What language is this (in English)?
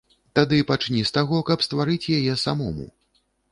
Belarusian